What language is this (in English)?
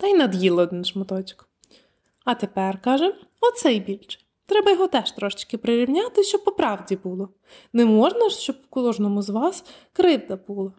Ukrainian